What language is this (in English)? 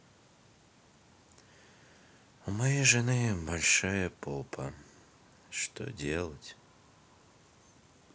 Russian